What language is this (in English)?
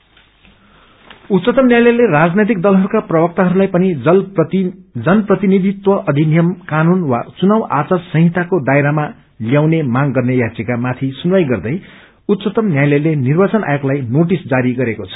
Nepali